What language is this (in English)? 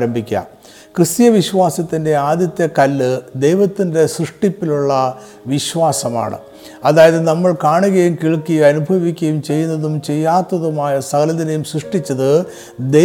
Malayalam